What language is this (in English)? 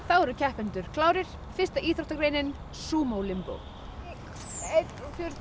Icelandic